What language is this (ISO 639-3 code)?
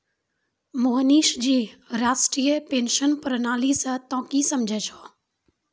mai